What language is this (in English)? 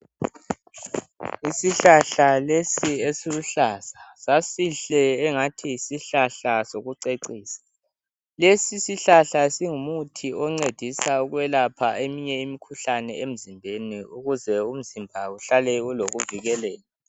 North Ndebele